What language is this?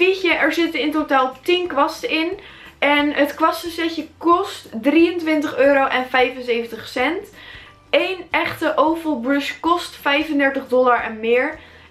Dutch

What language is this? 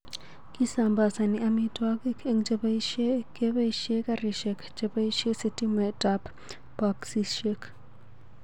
Kalenjin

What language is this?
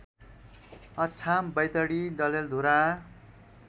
Nepali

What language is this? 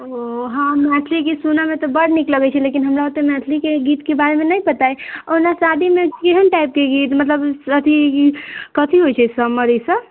Maithili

